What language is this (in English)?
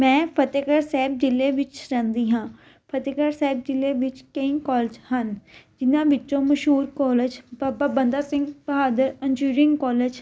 Punjabi